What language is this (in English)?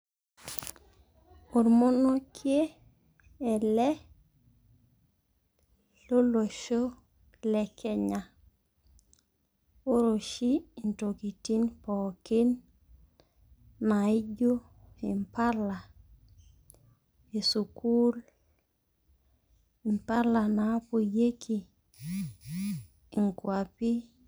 Masai